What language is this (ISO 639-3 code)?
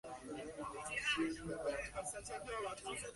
zho